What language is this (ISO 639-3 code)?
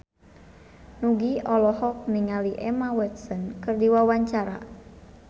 sun